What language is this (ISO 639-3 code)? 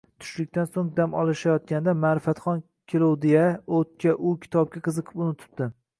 uzb